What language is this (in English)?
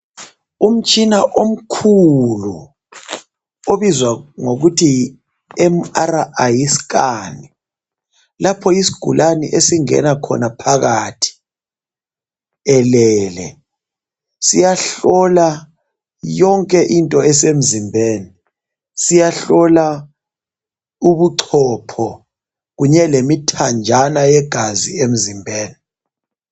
North Ndebele